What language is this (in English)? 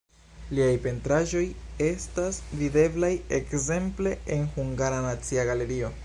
Esperanto